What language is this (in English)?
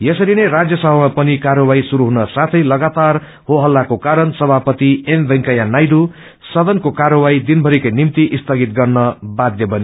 Nepali